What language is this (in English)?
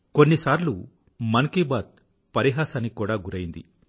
Telugu